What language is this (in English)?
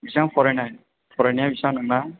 Bodo